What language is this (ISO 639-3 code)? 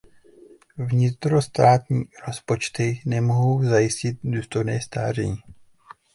ces